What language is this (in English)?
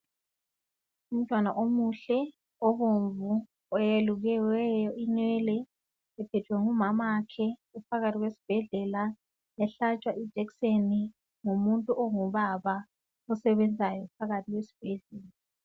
North Ndebele